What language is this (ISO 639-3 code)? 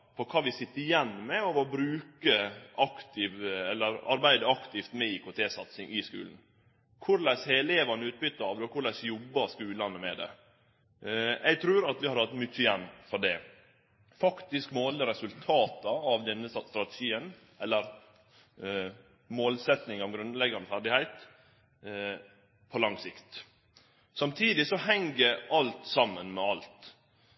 nno